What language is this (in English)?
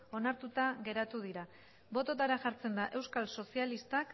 Basque